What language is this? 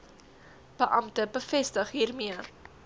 Afrikaans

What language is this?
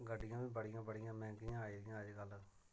Dogri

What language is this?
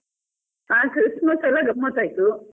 Kannada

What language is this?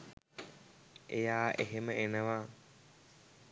Sinhala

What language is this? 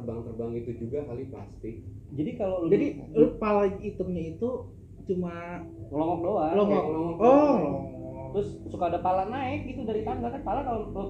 Indonesian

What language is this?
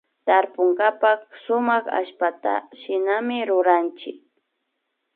Imbabura Highland Quichua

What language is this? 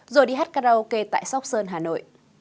Vietnamese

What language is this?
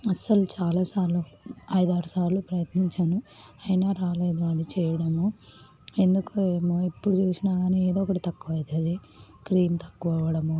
Telugu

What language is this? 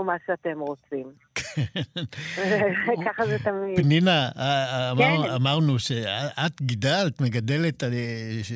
Hebrew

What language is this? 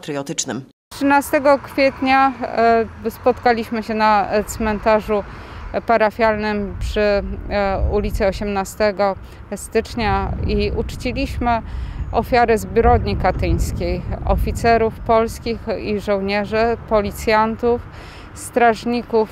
Polish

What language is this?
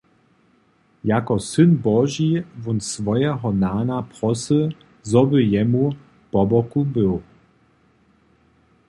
Upper Sorbian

